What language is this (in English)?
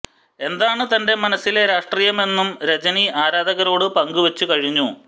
Malayalam